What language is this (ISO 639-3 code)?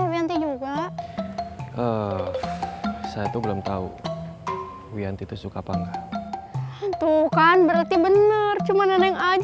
ind